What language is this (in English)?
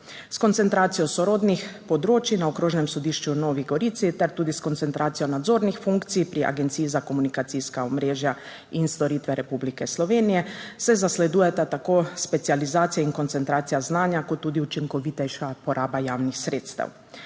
Slovenian